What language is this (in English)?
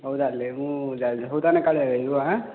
Odia